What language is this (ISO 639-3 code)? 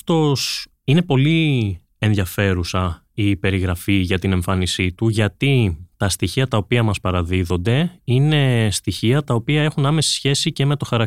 ell